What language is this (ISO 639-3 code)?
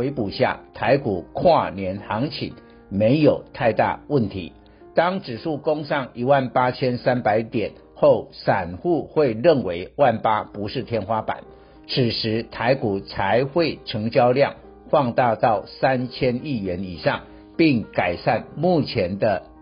zho